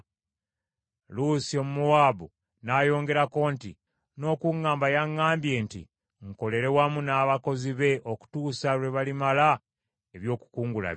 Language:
Ganda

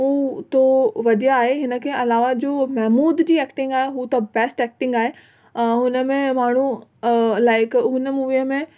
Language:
Sindhi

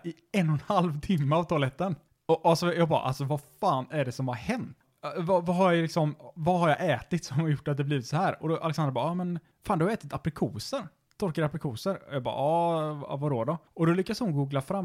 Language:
Swedish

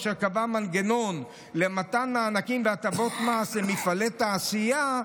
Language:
Hebrew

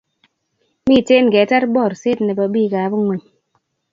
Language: Kalenjin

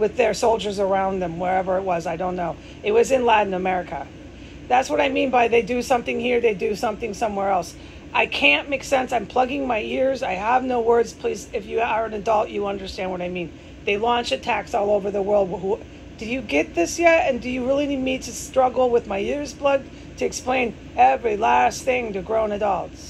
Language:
English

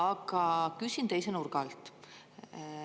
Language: Estonian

